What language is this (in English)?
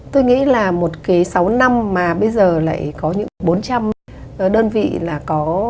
Vietnamese